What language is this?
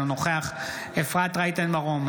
Hebrew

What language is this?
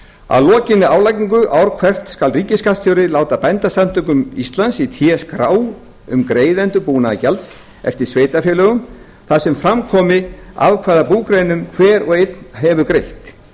Icelandic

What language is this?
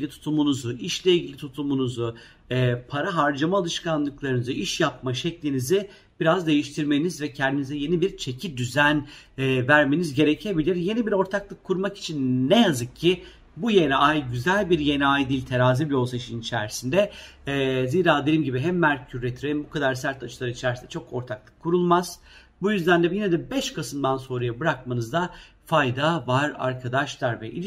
Turkish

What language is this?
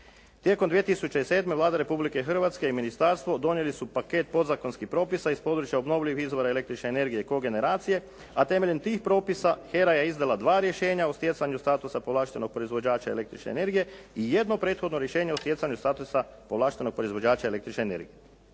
Croatian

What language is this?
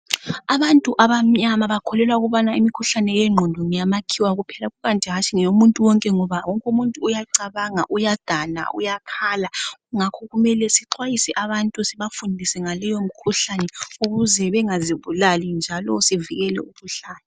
North Ndebele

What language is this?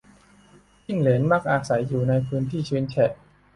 Thai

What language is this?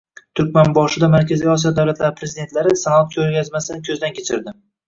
Uzbek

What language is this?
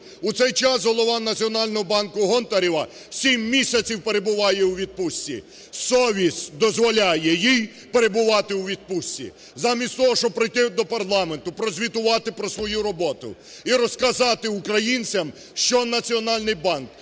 Ukrainian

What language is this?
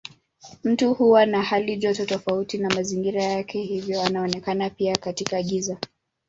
Swahili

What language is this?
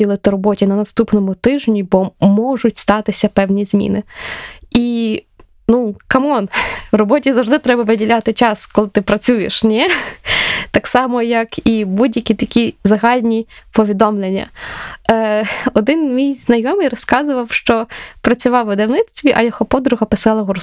Ukrainian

